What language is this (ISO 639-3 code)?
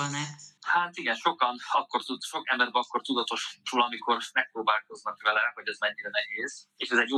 hun